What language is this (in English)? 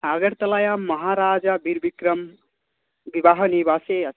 Sanskrit